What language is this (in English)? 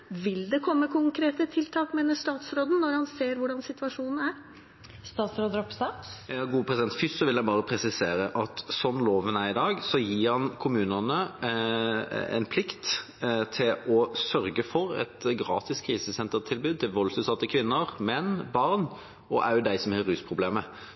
Norwegian Bokmål